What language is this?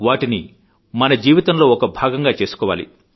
Telugu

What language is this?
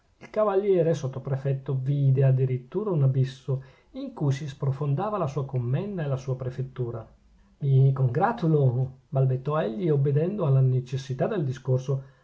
Italian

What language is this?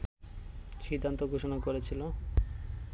Bangla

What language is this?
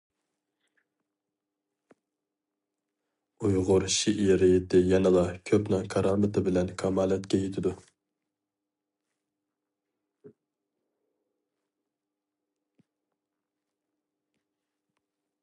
Uyghur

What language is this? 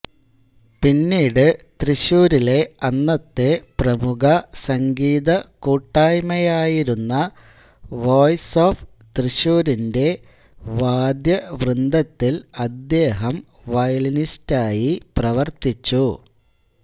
Malayalam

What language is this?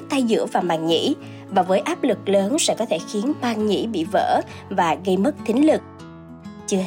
Vietnamese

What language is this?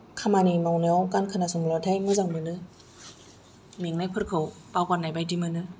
Bodo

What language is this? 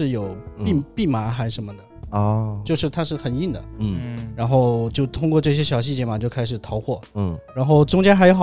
Chinese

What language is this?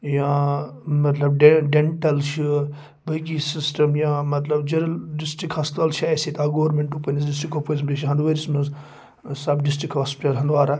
Kashmiri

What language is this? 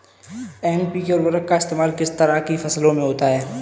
Hindi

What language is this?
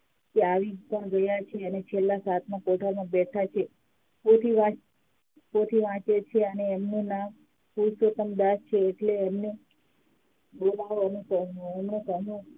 Gujarati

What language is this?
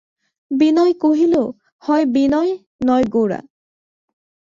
Bangla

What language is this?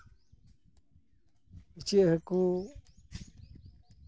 Santali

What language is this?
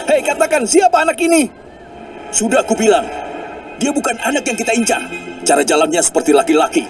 Indonesian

